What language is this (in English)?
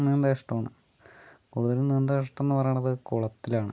Malayalam